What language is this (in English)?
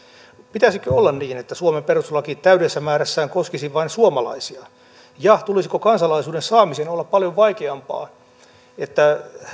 Finnish